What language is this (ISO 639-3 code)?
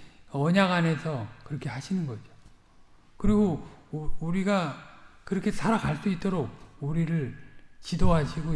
kor